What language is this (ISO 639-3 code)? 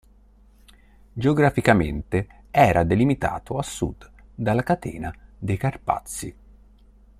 ita